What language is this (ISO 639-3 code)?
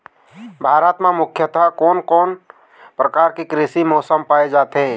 hne